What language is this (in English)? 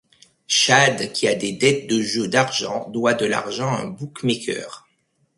French